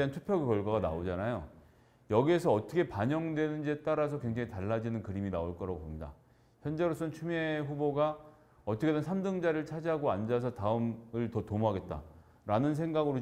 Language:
Korean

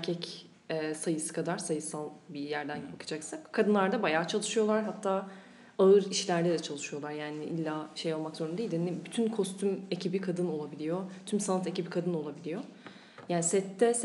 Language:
Turkish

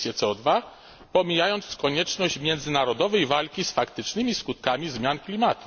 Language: Polish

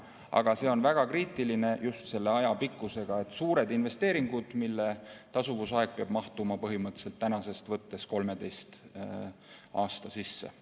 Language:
Estonian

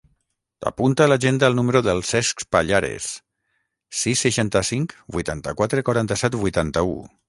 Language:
Catalan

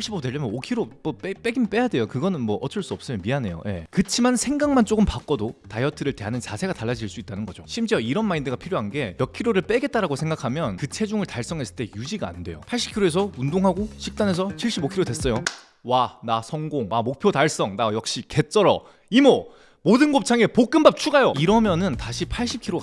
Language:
Korean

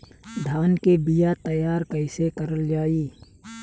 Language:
Bhojpuri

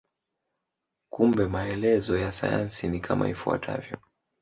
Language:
Swahili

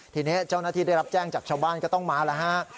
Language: Thai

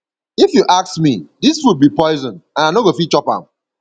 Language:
Nigerian Pidgin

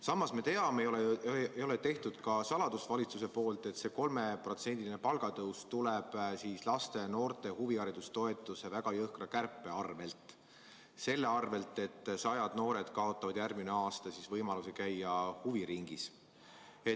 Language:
Estonian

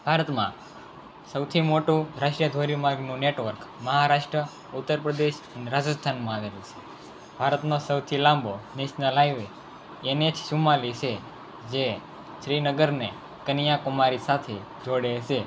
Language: Gujarati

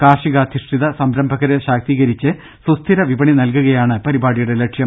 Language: Malayalam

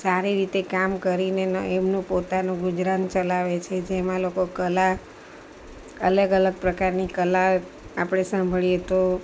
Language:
Gujarati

